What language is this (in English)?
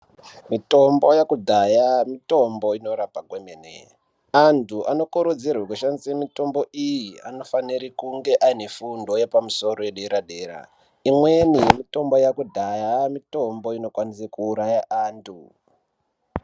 Ndau